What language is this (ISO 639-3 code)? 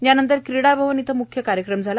mar